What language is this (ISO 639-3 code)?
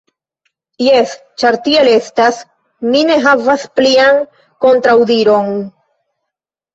epo